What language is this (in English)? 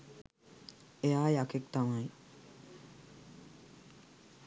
Sinhala